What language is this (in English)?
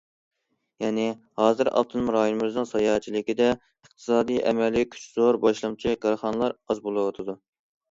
Uyghur